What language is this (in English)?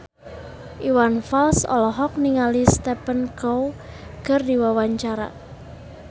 Sundanese